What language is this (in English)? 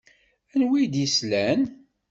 Kabyle